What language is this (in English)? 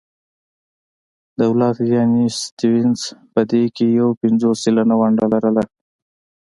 Pashto